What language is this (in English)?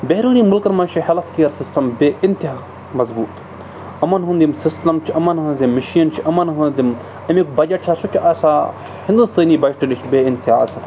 Kashmiri